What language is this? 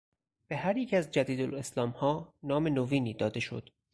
Persian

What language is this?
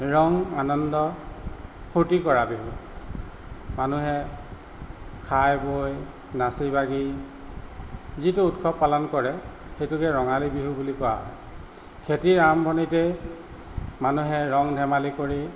Assamese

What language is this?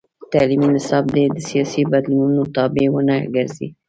Pashto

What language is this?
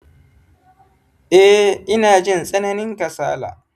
Hausa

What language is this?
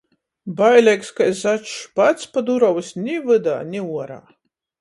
Latgalian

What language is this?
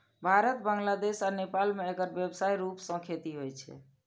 Maithili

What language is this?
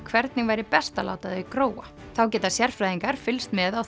Icelandic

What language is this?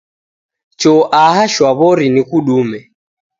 Taita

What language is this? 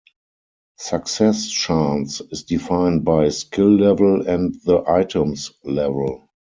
English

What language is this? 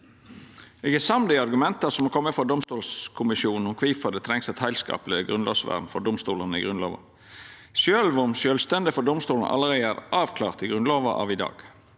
Norwegian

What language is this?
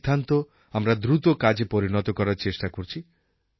Bangla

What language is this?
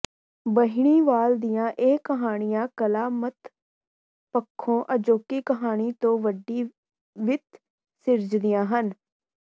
Punjabi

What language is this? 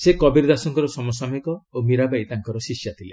Odia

